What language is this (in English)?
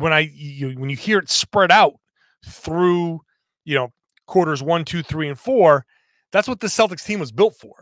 English